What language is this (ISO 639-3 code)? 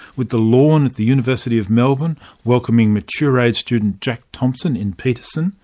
eng